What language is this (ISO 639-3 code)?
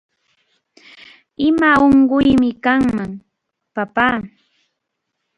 qxu